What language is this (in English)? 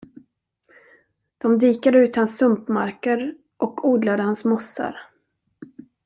Swedish